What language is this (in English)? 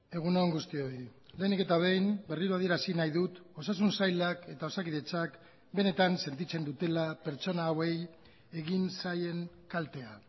Basque